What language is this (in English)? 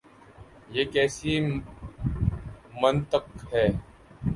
Urdu